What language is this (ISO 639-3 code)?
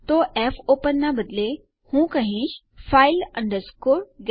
guj